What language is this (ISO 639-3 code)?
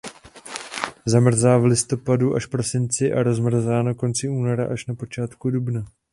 ces